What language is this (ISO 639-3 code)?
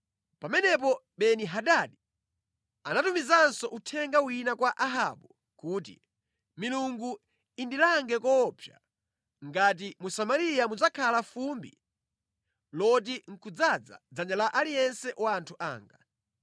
nya